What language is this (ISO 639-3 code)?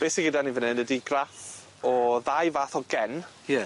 cym